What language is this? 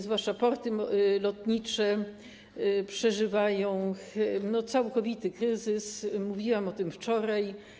Polish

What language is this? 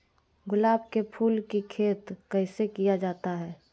Magahi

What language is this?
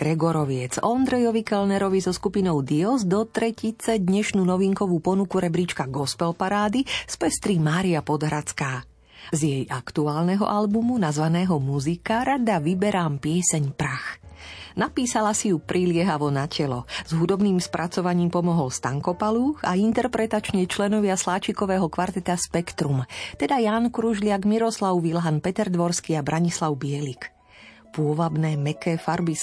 Slovak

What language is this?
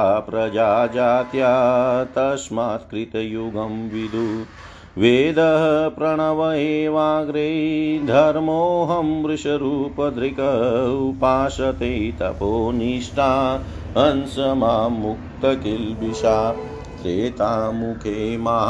Hindi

